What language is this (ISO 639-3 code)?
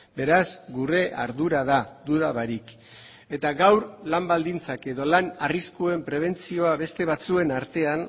eus